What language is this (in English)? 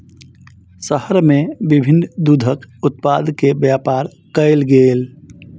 Maithili